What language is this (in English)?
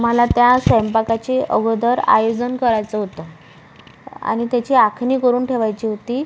Marathi